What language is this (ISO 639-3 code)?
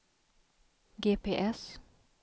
swe